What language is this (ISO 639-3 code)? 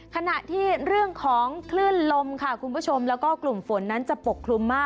tha